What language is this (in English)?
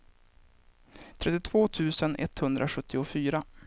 Swedish